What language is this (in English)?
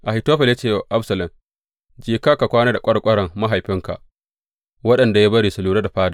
Hausa